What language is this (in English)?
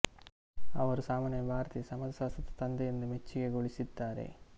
Kannada